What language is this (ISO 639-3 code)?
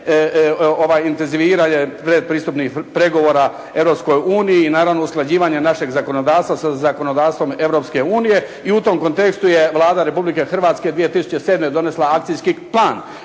hrv